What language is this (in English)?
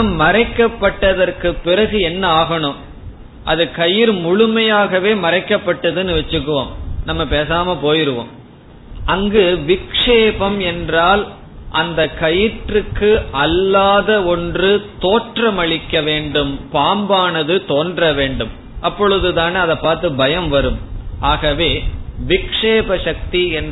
Tamil